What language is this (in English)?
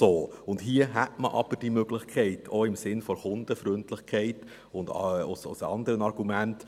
Swiss German